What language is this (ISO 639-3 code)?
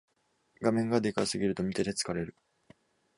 jpn